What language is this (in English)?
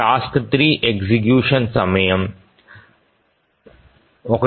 Telugu